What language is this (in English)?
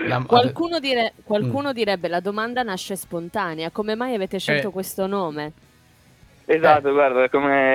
Italian